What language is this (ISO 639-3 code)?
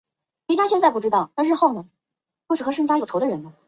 zho